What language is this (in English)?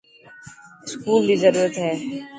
Dhatki